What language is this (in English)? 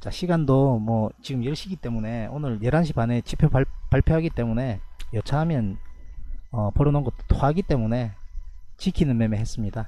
Korean